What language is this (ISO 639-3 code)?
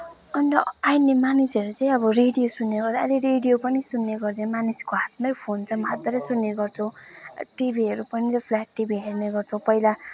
nep